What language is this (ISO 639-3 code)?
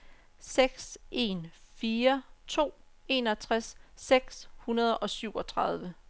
dan